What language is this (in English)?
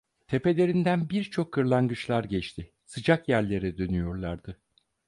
Turkish